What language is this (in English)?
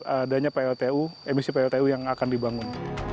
Indonesian